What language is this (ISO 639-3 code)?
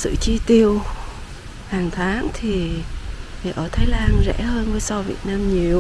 vie